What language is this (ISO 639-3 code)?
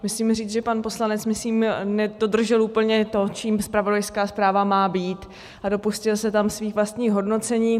ces